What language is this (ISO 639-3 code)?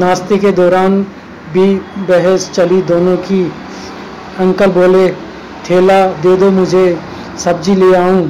hin